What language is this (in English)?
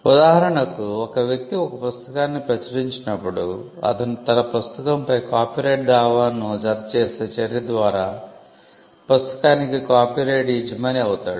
Telugu